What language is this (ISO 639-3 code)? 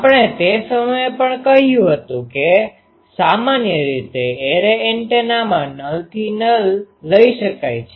guj